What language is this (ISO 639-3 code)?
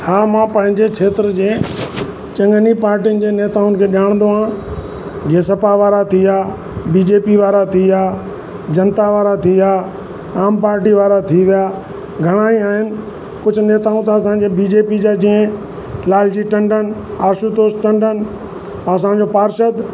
snd